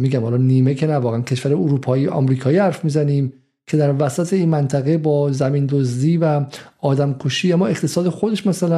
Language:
Persian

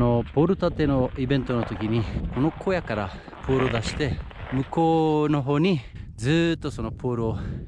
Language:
Japanese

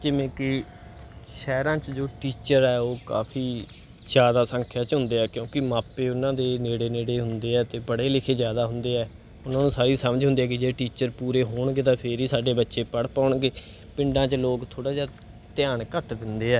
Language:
Punjabi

